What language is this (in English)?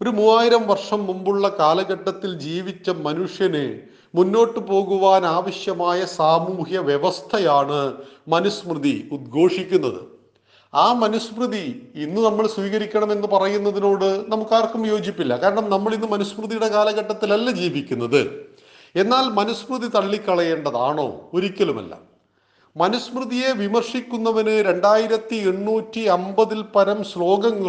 Malayalam